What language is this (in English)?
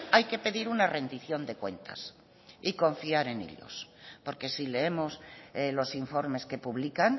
Spanish